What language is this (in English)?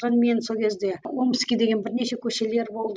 Kazakh